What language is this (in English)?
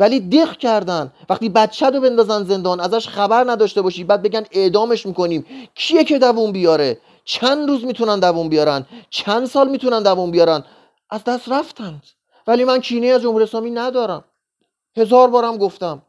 Persian